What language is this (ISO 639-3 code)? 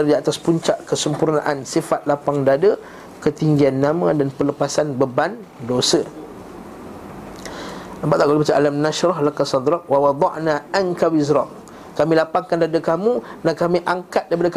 msa